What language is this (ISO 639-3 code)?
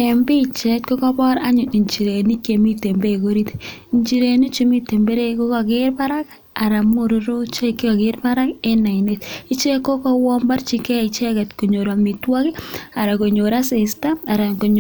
kln